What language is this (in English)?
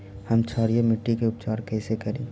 Magahi